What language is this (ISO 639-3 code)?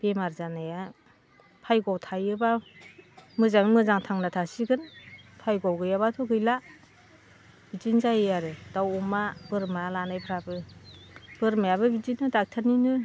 brx